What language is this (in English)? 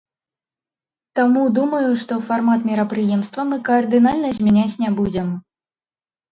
Belarusian